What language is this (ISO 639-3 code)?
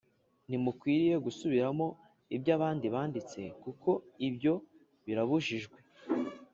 kin